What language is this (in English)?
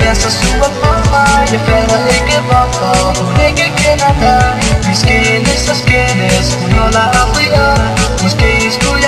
Arabic